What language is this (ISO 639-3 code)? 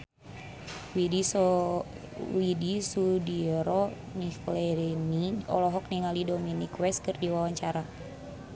sun